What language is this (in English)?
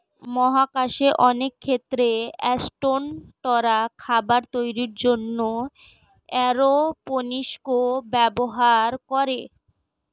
Bangla